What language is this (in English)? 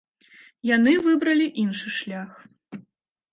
Belarusian